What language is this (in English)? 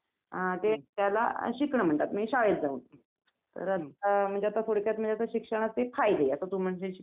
Marathi